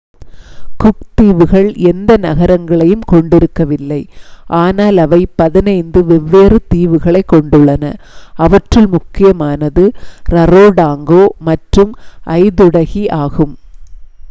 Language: Tamil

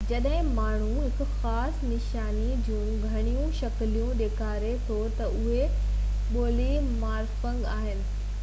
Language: Sindhi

